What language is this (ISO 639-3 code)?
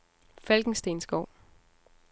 dan